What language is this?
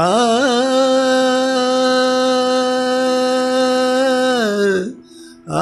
Malayalam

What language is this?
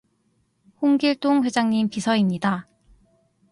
Korean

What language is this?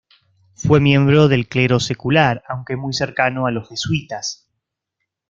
Spanish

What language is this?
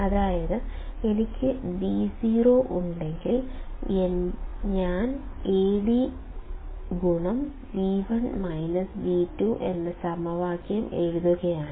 Malayalam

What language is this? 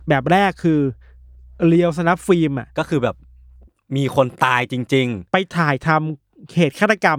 Thai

